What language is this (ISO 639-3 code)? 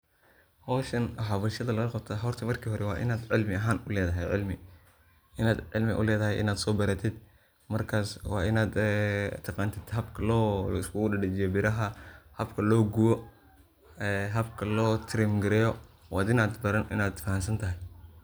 som